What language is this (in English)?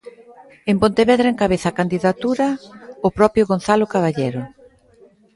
Galician